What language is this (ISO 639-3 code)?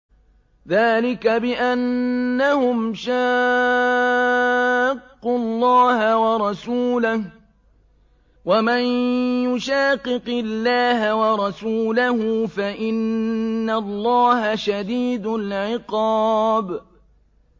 ara